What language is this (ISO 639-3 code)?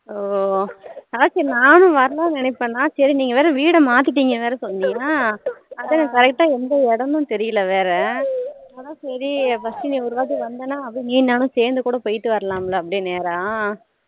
tam